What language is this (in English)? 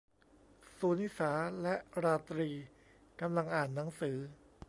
Thai